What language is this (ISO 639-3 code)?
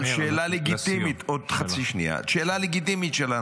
heb